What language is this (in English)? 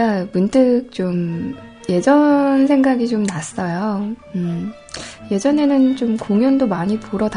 Korean